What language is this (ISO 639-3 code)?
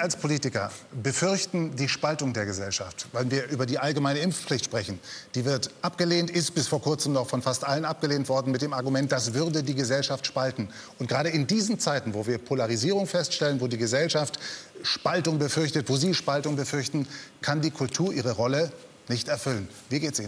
deu